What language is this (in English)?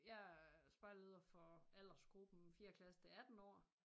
Danish